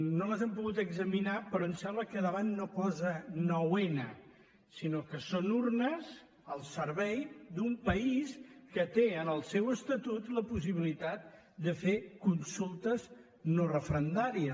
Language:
Catalan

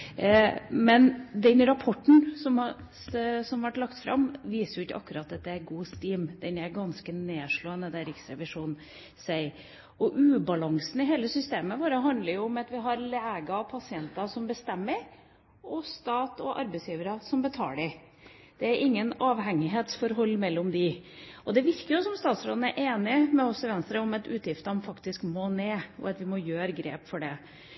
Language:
Norwegian Bokmål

